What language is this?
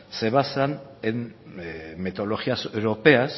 Spanish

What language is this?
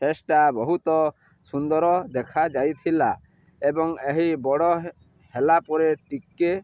Odia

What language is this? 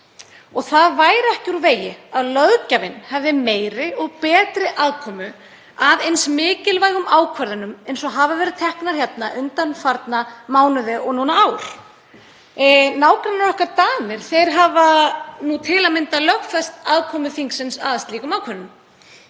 Icelandic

